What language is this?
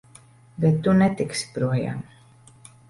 Latvian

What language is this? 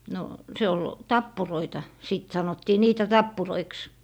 Finnish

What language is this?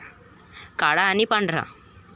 Marathi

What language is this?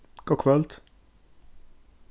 Faroese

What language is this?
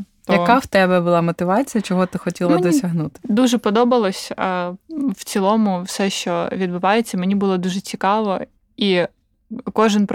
Ukrainian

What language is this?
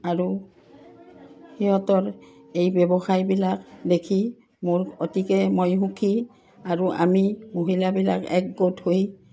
Assamese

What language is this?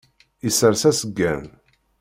Kabyle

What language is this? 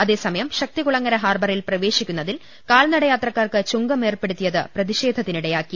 Malayalam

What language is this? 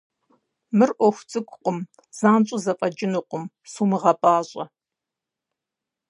Kabardian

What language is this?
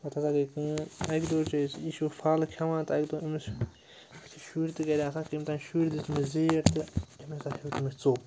Kashmiri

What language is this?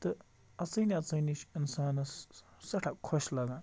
Kashmiri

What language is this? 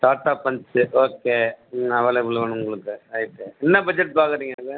Tamil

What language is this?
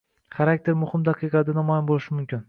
Uzbek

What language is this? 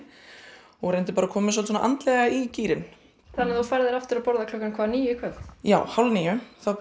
Icelandic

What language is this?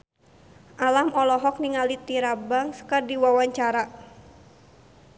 Sundanese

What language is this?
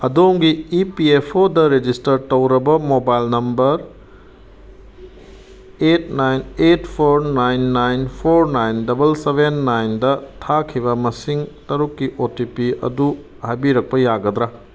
Manipuri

